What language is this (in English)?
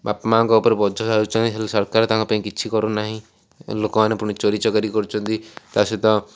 Odia